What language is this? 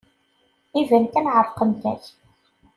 Kabyle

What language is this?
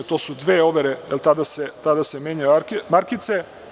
Serbian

